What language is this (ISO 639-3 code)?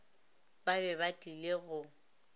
nso